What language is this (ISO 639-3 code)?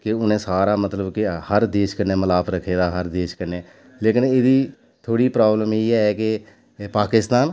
doi